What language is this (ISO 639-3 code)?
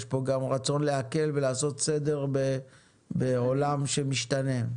heb